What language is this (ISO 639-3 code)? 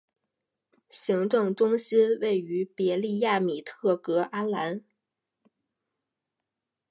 zho